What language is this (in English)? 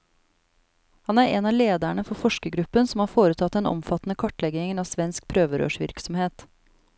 Norwegian